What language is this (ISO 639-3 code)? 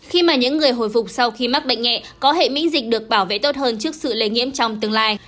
vie